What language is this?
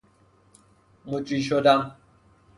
Persian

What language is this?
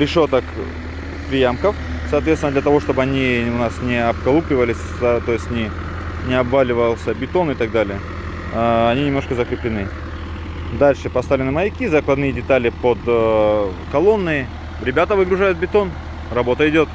Russian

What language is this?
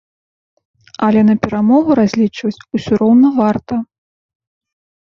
Belarusian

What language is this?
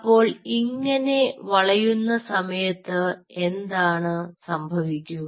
Malayalam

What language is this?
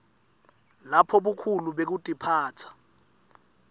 Swati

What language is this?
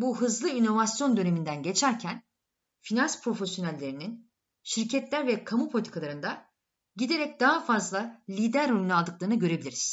Turkish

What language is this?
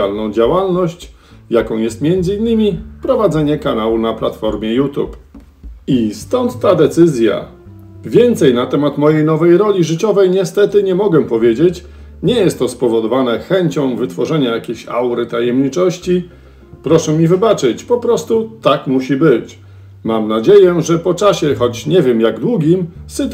Polish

